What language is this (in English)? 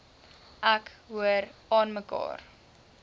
Afrikaans